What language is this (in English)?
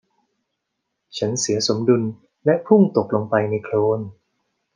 Thai